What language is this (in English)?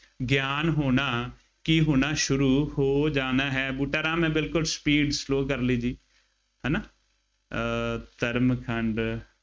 Punjabi